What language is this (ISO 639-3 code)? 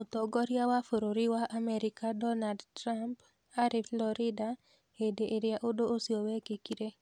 kik